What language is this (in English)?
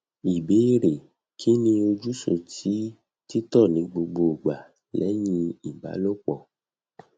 Yoruba